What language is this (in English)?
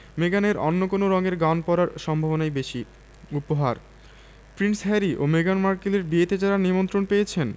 Bangla